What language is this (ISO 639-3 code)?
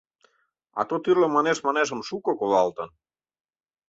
chm